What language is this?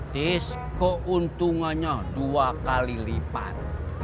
Indonesian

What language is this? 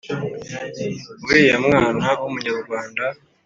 Kinyarwanda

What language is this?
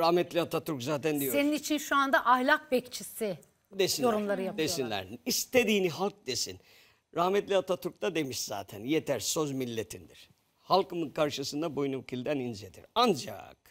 Turkish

